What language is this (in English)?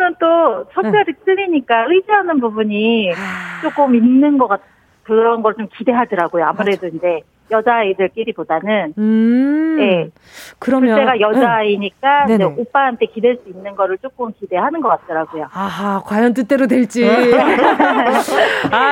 Korean